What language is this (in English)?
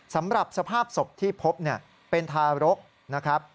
Thai